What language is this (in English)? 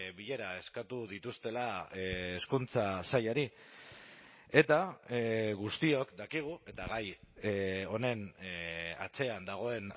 Basque